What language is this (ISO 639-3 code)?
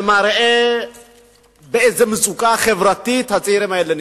heb